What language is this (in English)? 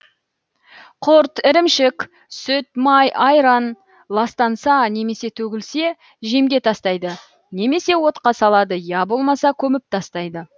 Kazakh